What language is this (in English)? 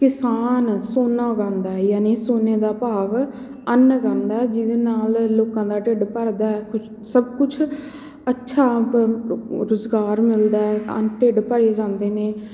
Punjabi